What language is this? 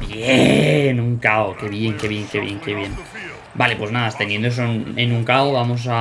Spanish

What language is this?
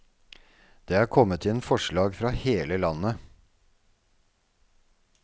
Norwegian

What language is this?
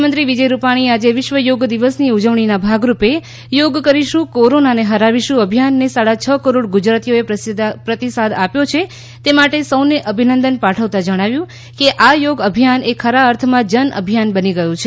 Gujarati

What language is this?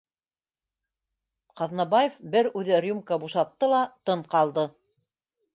Bashkir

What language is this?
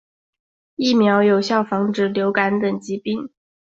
Chinese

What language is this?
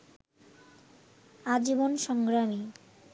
Bangla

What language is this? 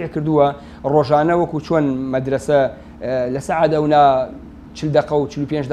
Arabic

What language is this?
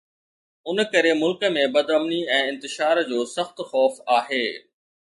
Sindhi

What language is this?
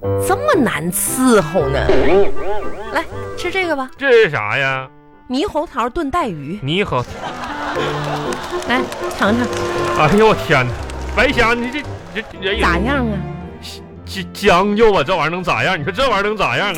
Chinese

